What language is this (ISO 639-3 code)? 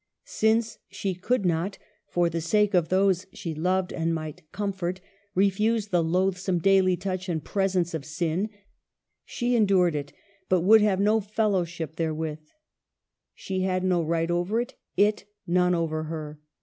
eng